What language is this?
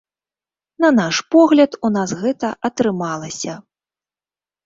Belarusian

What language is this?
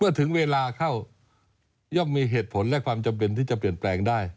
Thai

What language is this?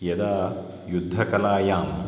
Sanskrit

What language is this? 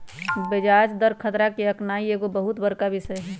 Magahi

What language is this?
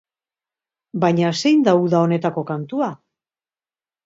Basque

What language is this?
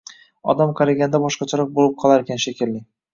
Uzbek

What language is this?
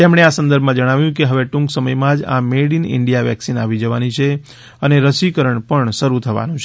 Gujarati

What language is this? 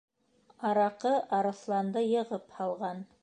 Bashkir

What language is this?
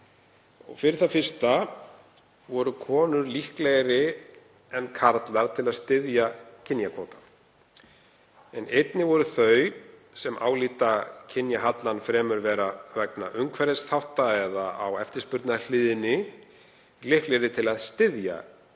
Icelandic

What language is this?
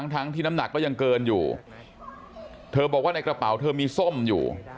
Thai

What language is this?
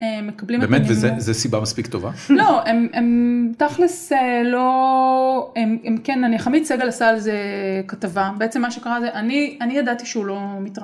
Hebrew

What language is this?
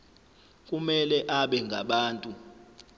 Zulu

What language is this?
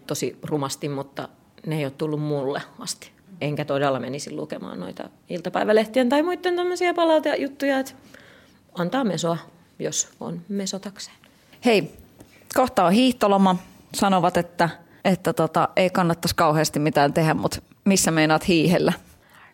Finnish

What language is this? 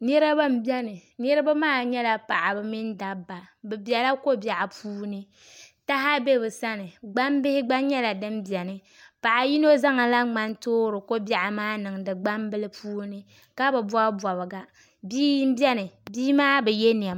Dagbani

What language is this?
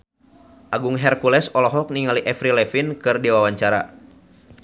Sundanese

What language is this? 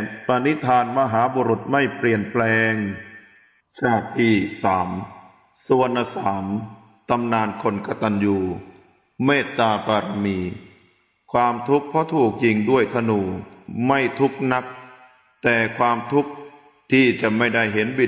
Thai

